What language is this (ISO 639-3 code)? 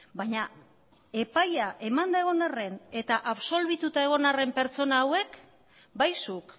eus